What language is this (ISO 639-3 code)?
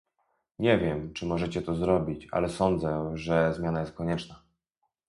pol